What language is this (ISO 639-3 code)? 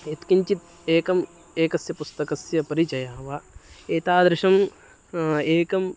san